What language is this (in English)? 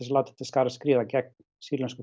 Icelandic